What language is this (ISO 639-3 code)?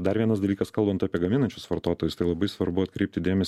lit